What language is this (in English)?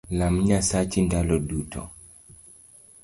Luo (Kenya and Tanzania)